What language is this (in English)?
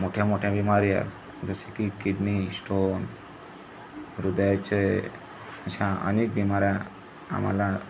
Marathi